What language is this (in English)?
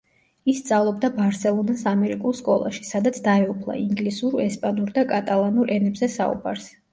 Georgian